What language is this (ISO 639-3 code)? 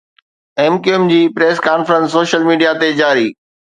snd